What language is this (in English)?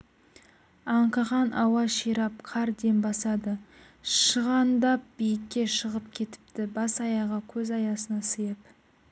Kazakh